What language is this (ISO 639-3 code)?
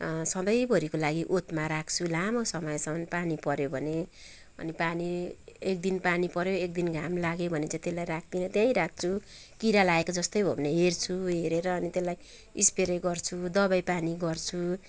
nep